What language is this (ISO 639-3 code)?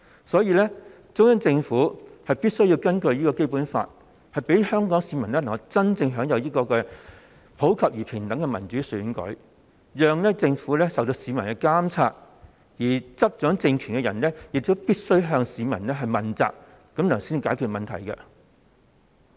yue